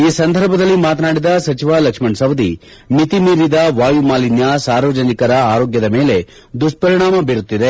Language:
Kannada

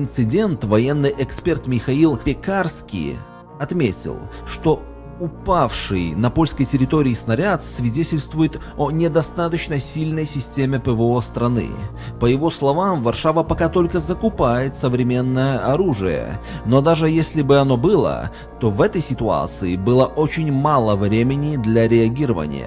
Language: Russian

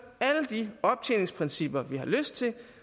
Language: Danish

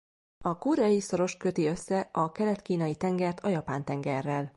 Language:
Hungarian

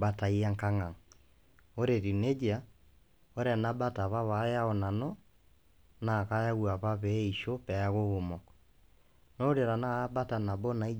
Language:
Masai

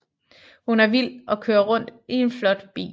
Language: Danish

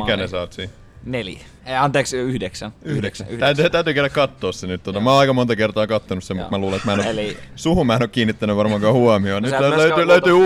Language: Finnish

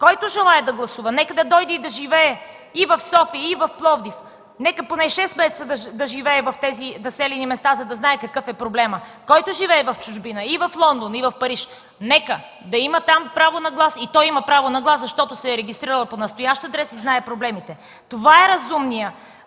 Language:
Bulgarian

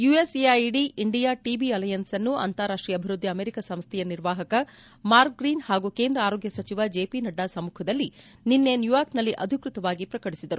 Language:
Kannada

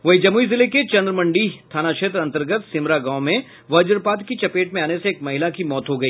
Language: Hindi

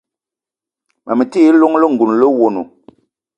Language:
Eton (Cameroon)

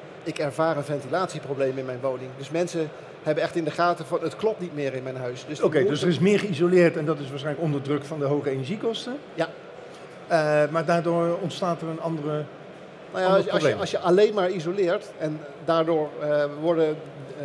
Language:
Dutch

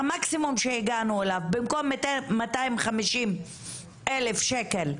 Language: Hebrew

